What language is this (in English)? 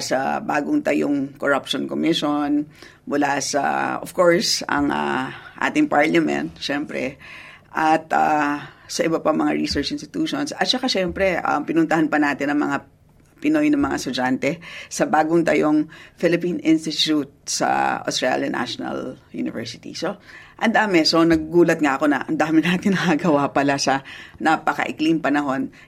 Filipino